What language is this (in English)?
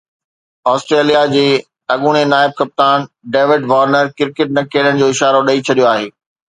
Sindhi